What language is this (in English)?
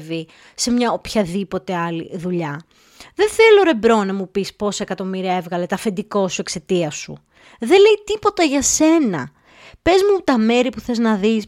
Greek